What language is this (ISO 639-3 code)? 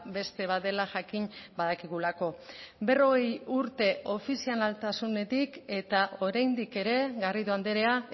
eus